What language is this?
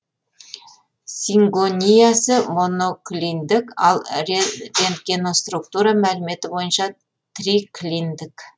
Kazakh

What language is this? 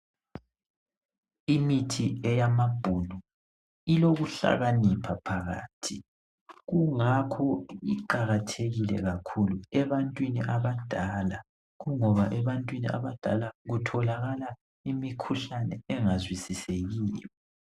North Ndebele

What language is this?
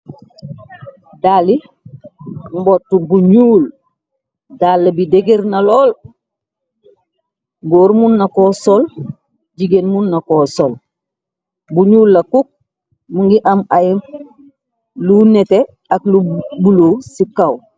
Wolof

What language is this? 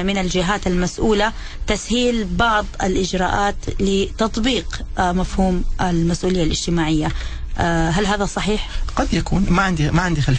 Arabic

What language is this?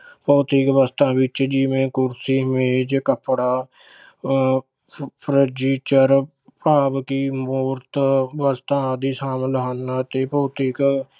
Punjabi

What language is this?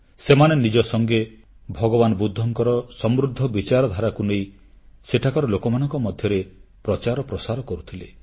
Odia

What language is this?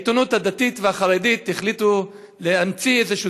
Hebrew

